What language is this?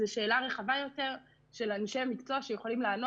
Hebrew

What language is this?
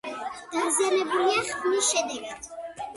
Georgian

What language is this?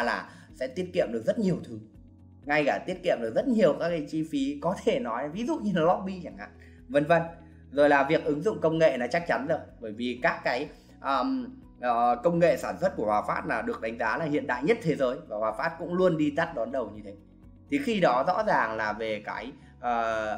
Vietnamese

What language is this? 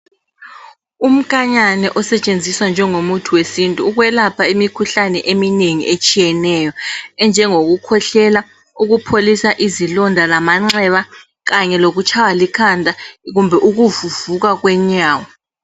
North Ndebele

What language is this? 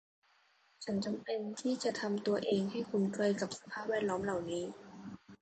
Thai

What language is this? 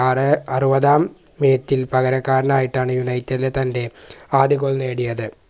Malayalam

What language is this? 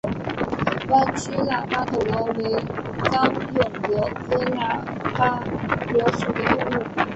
Chinese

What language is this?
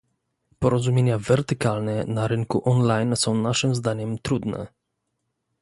Polish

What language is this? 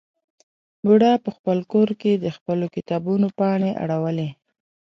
Pashto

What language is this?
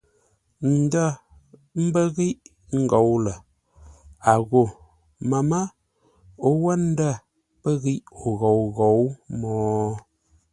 Ngombale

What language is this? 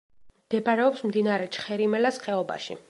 Georgian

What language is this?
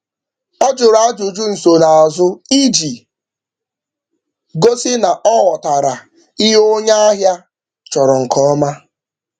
Igbo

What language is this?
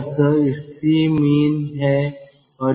Hindi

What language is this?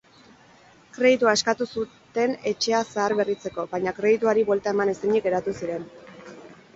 Basque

